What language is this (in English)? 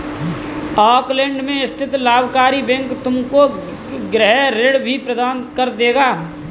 Hindi